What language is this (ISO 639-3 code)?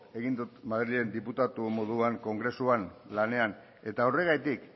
eus